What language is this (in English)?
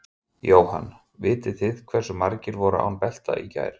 Icelandic